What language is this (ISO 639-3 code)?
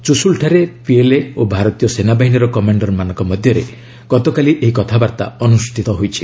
ori